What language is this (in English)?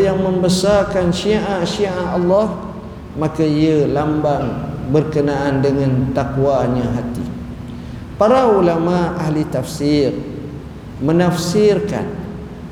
Malay